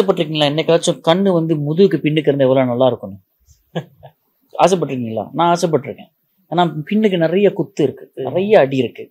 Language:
Tamil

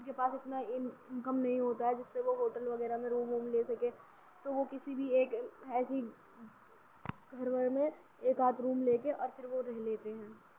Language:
Urdu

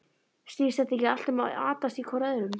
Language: Icelandic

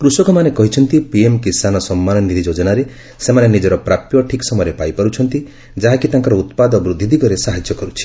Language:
Odia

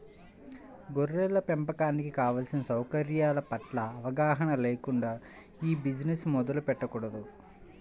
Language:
Telugu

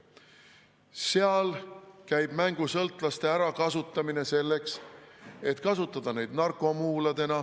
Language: Estonian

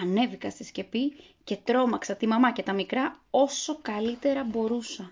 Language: Greek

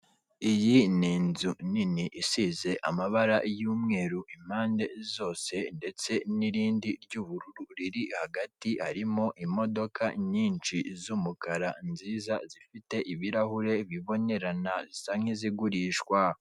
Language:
Kinyarwanda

